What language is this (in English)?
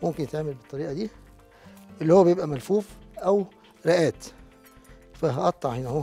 Arabic